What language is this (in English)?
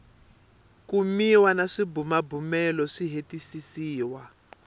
Tsonga